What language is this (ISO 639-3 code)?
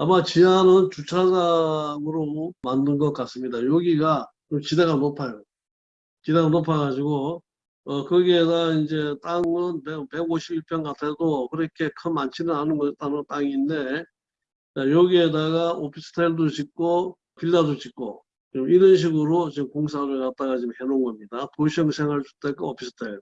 kor